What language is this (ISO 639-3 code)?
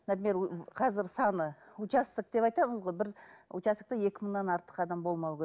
kaz